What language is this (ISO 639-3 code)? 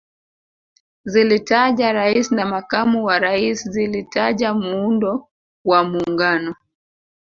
swa